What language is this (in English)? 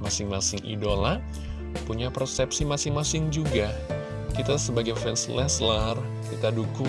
Indonesian